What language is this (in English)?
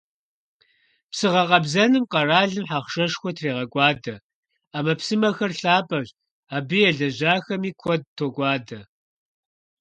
Kabardian